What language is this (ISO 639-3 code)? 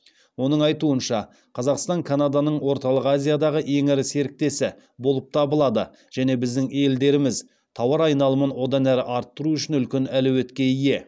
kaz